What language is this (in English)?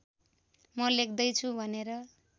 Nepali